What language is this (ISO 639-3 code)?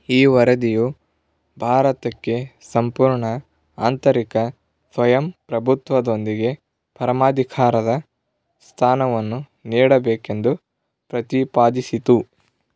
kan